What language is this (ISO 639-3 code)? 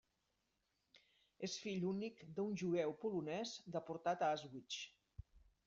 cat